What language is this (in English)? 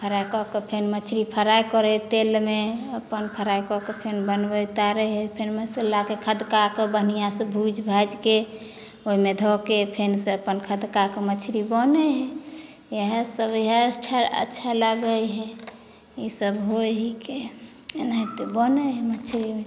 Maithili